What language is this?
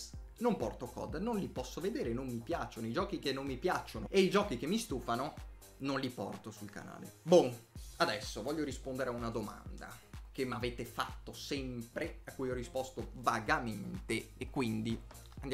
Italian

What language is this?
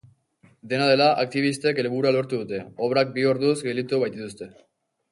Basque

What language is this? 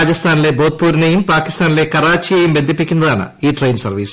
Malayalam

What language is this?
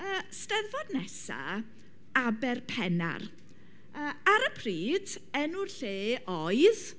Welsh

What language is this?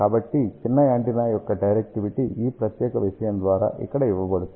Telugu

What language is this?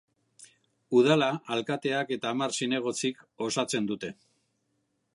Basque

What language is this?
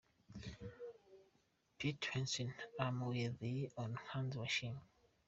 Kinyarwanda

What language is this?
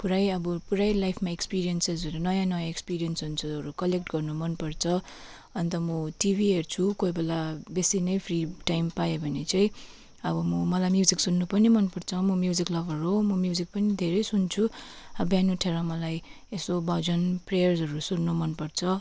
Nepali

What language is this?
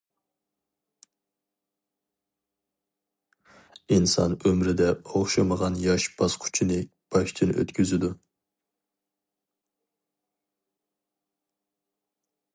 Uyghur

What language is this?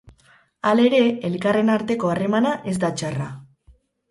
Basque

